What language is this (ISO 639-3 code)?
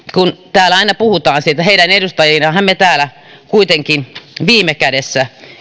fin